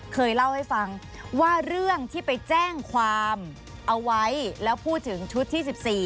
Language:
Thai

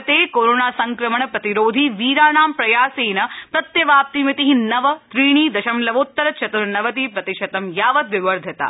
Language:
Sanskrit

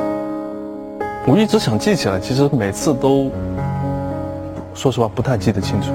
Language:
Chinese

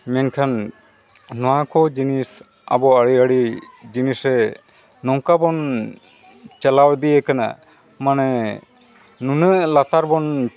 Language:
Santali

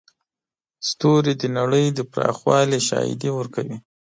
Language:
Pashto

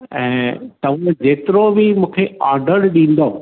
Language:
Sindhi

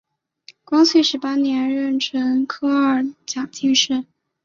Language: Chinese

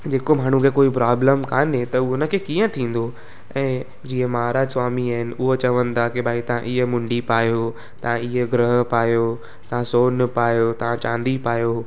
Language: Sindhi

